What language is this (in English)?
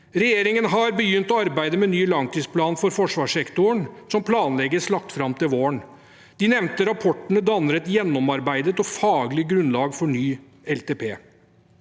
Norwegian